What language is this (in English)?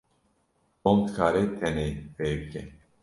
Kurdish